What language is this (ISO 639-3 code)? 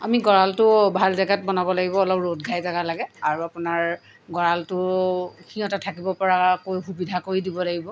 asm